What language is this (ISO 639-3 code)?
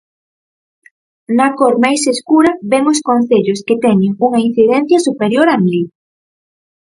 glg